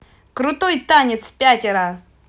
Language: Russian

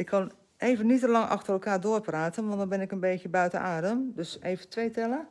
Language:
Dutch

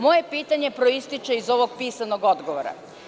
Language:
Serbian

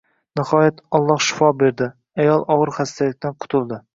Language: Uzbek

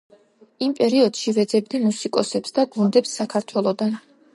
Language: Georgian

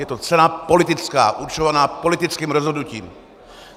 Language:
Czech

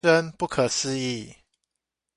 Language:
Chinese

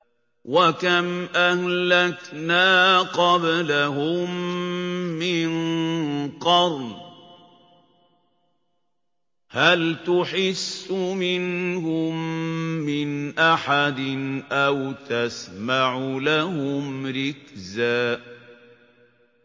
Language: Arabic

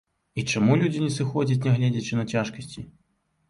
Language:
Belarusian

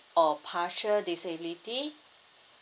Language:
English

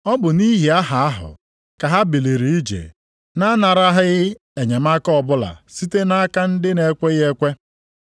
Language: Igbo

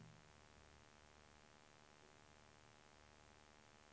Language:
Swedish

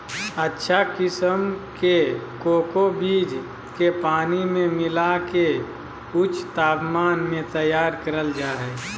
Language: Magahi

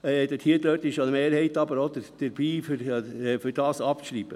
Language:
Swiss German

